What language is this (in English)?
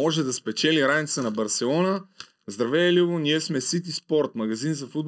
Bulgarian